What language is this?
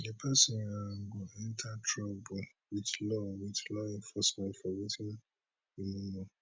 Nigerian Pidgin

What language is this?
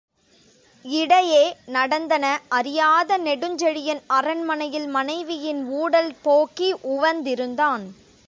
Tamil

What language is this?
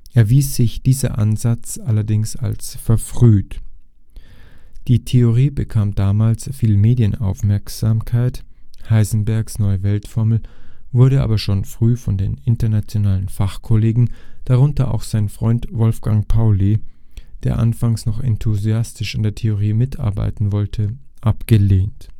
German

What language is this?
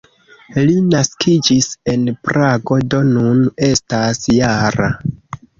Esperanto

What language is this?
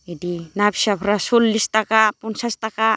Bodo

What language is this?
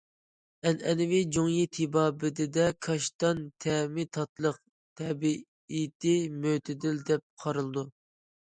Uyghur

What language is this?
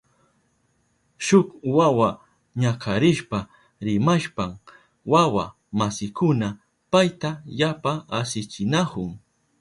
Southern Pastaza Quechua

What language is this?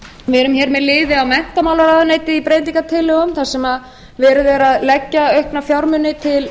Icelandic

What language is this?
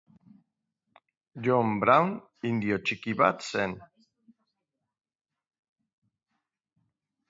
Basque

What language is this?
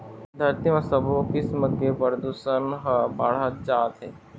Chhattisgarhi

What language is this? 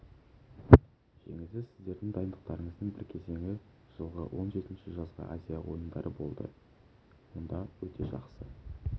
Kazakh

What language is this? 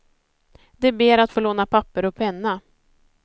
Swedish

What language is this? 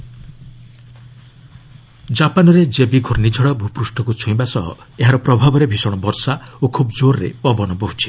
Odia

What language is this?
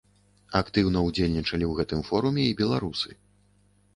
Belarusian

